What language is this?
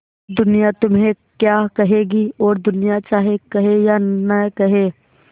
Hindi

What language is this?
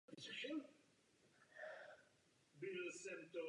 Czech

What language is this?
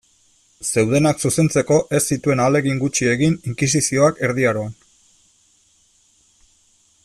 Basque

